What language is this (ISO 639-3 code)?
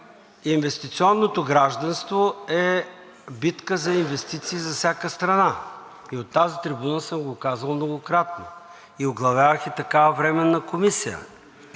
bul